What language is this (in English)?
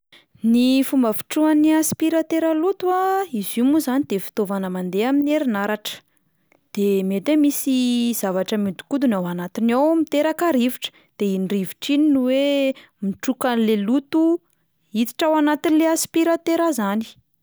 Malagasy